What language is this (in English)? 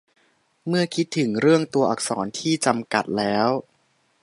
Thai